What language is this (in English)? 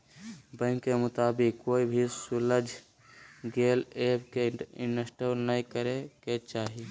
Magahi